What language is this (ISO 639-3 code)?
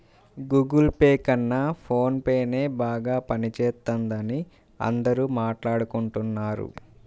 tel